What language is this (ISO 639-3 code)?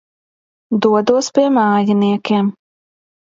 lav